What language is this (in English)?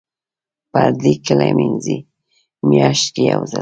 Pashto